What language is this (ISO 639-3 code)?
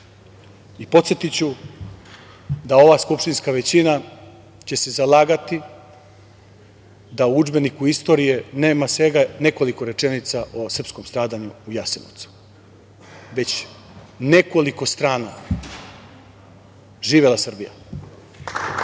srp